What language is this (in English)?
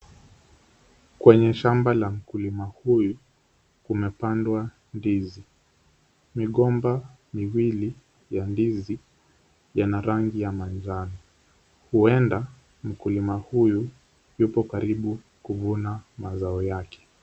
Swahili